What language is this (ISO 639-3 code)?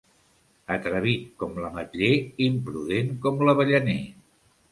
cat